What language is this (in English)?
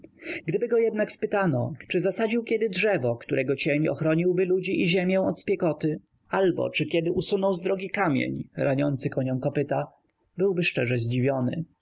Polish